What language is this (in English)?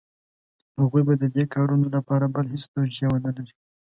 Pashto